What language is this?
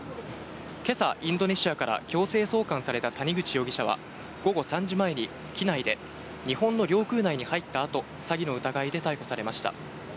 Japanese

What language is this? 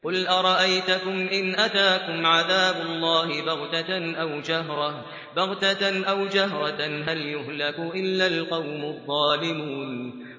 Arabic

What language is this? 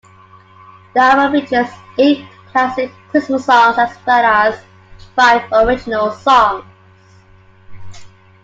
English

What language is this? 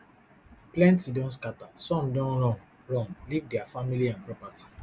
Nigerian Pidgin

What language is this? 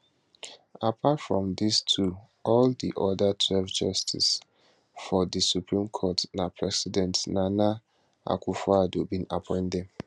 Nigerian Pidgin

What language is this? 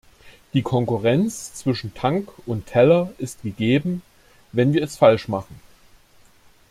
German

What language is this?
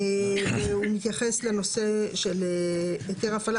Hebrew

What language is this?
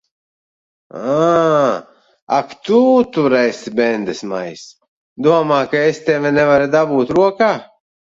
Latvian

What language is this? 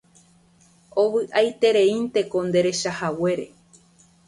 Guarani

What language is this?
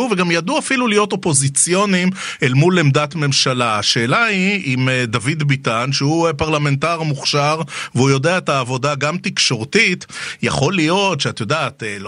Hebrew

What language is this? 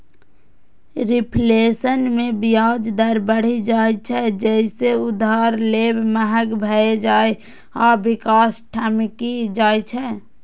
Maithili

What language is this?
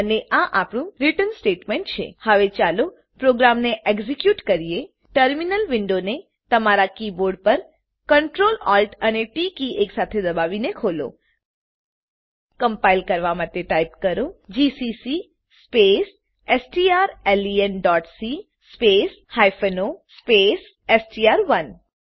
Gujarati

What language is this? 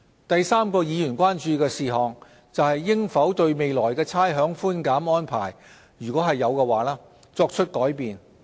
Cantonese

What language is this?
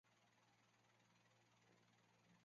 Chinese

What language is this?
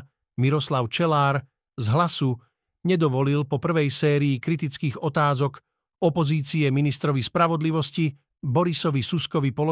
Slovak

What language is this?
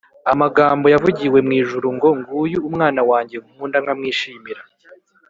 Kinyarwanda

